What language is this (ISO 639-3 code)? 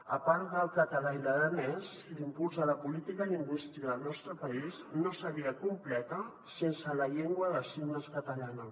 cat